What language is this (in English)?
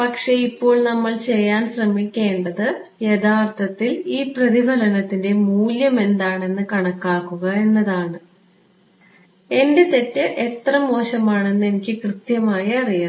Malayalam